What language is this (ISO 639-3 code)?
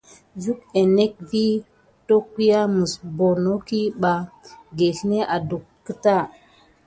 gid